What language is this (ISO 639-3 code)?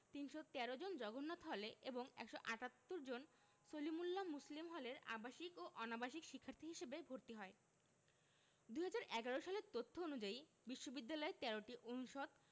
ben